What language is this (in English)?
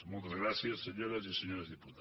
Catalan